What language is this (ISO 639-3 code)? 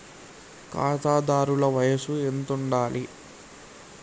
tel